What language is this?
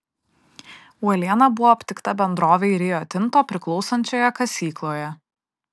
Lithuanian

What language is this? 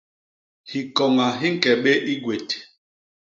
Basaa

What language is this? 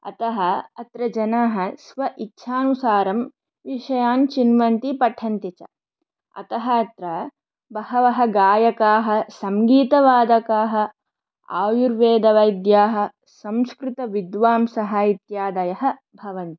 Sanskrit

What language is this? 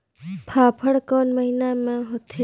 Chhattisgarhi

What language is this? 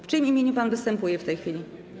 Polish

